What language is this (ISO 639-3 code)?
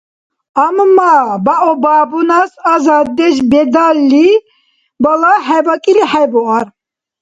dar